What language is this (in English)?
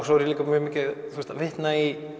Icelandic